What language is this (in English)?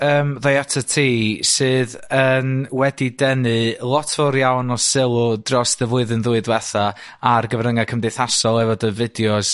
Welsh